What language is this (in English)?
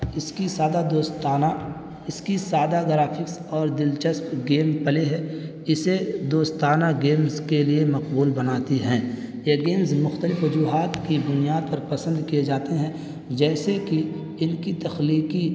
Urdu